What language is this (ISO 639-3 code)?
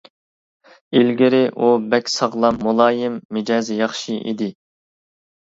uig